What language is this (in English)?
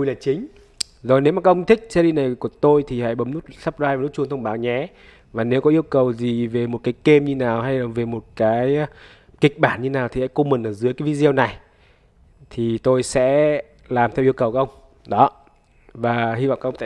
Vietnamese